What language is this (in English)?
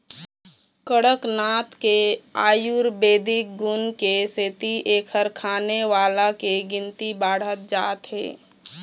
Chhattisgarhi